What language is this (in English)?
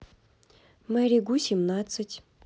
Russian